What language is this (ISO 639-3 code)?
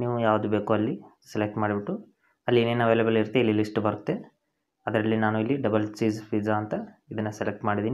hin